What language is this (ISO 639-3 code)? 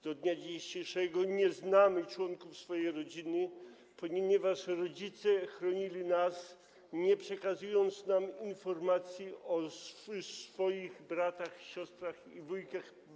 pol